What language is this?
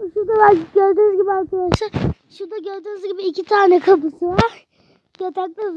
Turkish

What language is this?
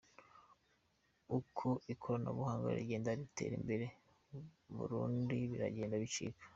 Kinyarwanda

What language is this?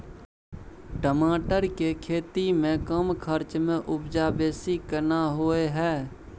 Maithili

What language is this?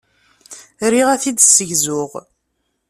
Kabyle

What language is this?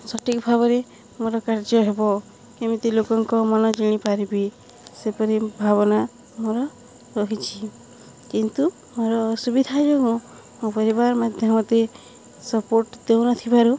Odia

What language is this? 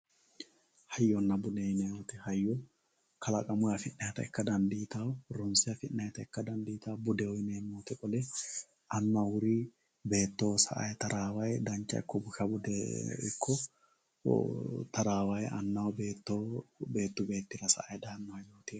Sidamo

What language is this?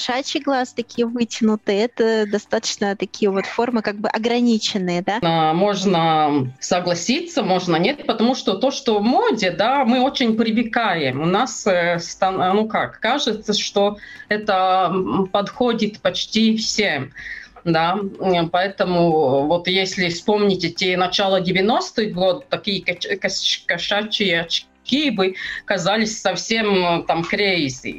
Russian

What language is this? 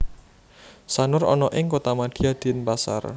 Javanese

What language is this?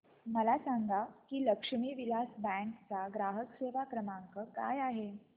Marathi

